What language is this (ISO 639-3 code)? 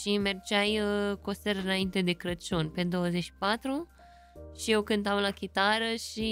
ron